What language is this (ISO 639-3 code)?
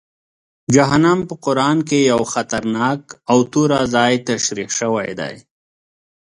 pus